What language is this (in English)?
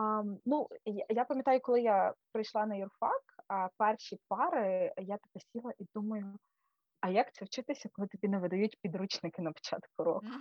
Ukrainian